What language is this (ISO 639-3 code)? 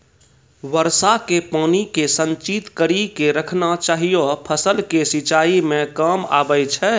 mai